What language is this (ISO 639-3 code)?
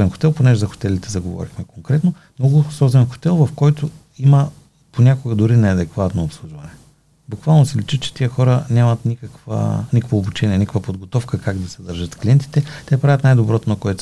bul